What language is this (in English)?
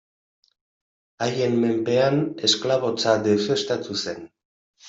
Basque